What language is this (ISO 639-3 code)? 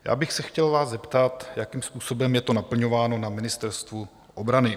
ces